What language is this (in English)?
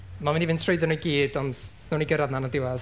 Welsh